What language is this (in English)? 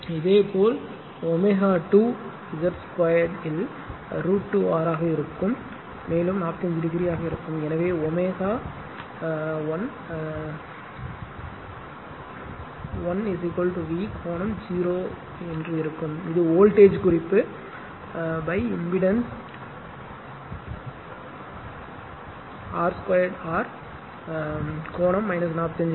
Tamil